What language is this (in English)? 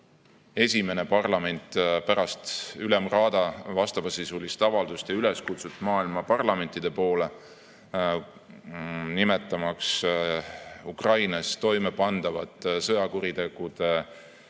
Estonian